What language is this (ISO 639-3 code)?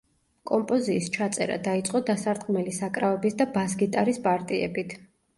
kat